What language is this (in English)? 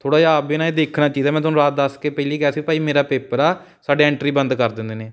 Punjabi